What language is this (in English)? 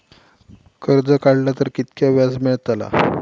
Marathi